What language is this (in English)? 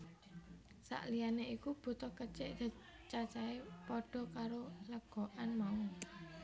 Javanese